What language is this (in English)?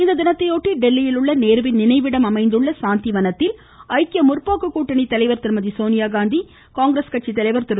Tamil